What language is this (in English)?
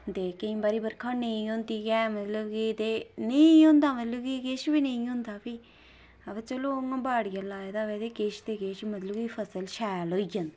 Dogri